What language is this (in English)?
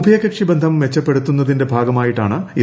Malayalam